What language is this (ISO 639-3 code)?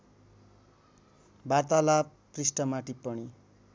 nep